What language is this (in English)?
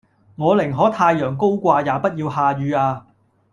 Cantonese